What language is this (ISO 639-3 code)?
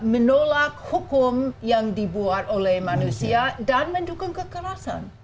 ind